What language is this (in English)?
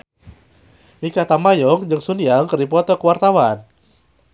Sundanese